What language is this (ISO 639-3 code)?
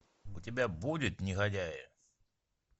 rus